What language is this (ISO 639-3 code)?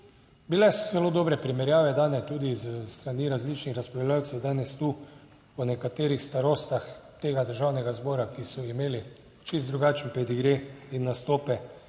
slv